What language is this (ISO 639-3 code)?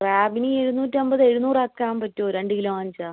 mal